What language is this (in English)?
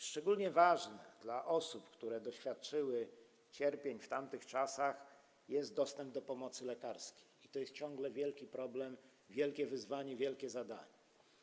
Polish